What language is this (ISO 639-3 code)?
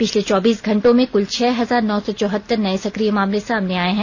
hin